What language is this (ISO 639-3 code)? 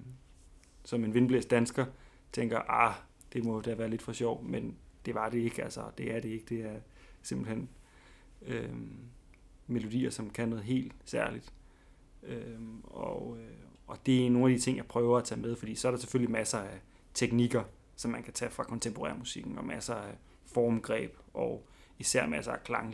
dan